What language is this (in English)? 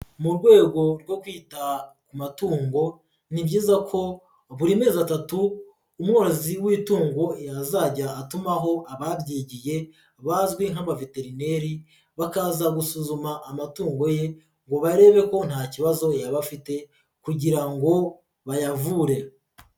Kinyarwanda